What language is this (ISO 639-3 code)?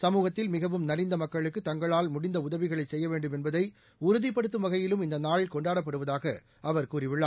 tam